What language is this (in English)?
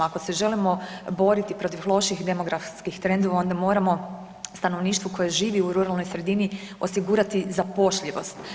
Croatian